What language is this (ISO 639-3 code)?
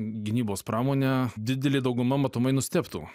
lit